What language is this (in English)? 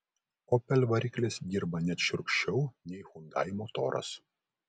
Lithuanian